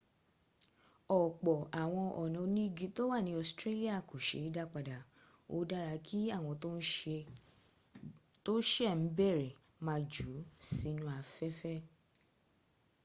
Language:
Yoruba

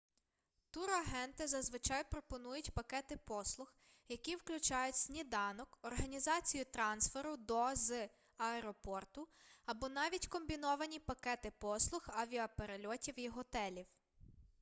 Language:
Ukrainian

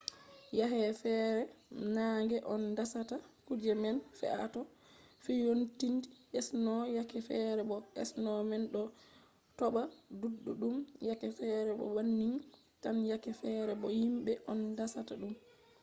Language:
Fula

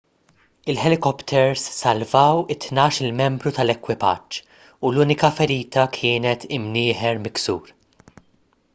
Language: Maltese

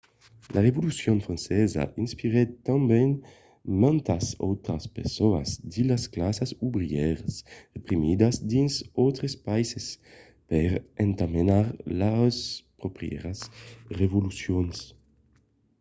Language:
Occitan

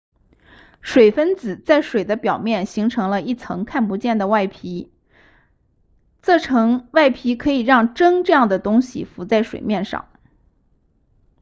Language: Chinese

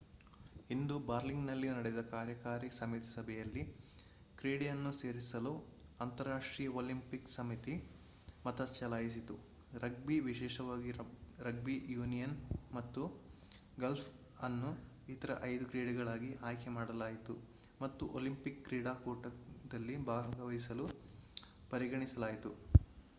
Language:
Kannada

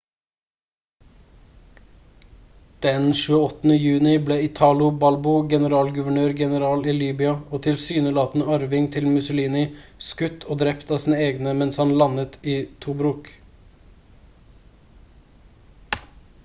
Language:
Norwegian Bokmål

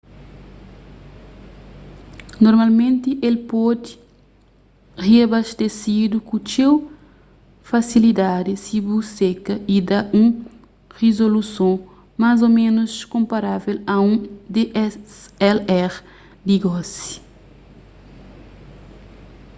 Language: Kabuverdianu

